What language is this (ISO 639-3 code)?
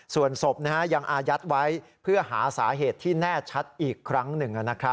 tha